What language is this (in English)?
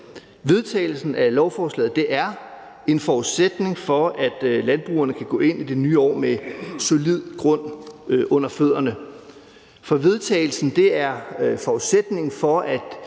Danish